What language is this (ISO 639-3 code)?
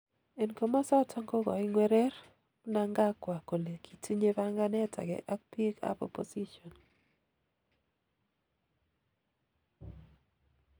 kln